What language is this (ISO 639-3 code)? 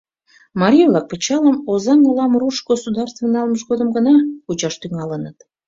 chm